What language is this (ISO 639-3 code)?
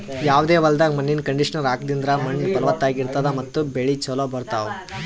kan